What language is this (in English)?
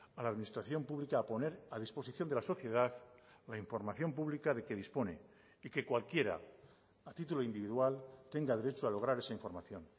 Spanish